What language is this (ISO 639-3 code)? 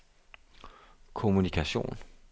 dan